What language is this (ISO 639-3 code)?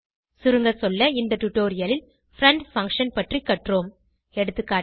tam